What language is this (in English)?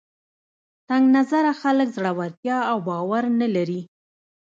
Pashto